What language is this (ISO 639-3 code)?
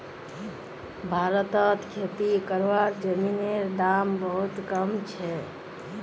mag